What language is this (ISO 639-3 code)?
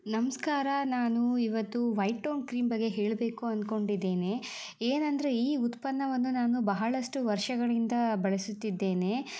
kan